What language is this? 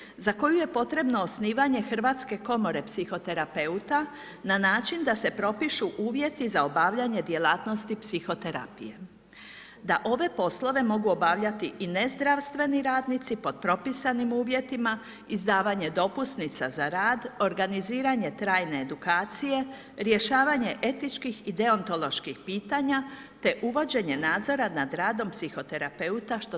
Croatian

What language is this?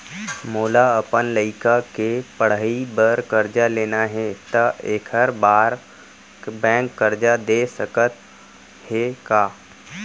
Chhattisgarhi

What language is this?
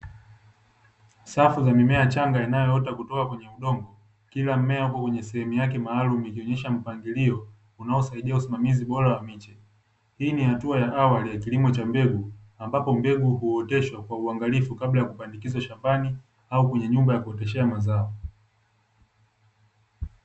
Swahili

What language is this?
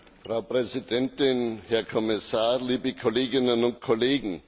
German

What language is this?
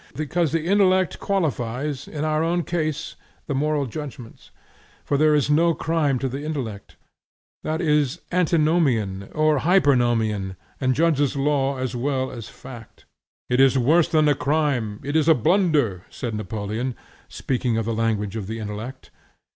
English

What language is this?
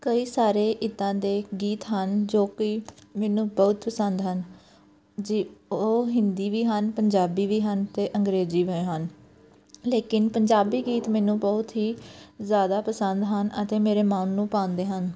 Punjabi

